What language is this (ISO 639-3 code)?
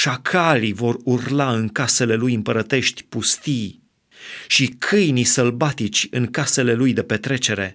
ron